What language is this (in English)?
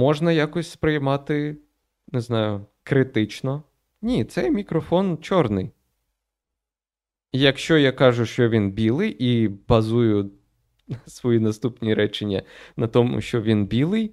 Ukrainian